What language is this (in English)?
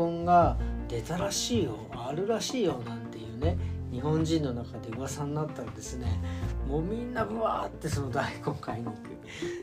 Japanese